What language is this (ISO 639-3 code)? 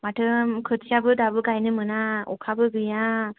brx